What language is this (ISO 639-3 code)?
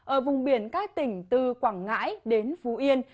vie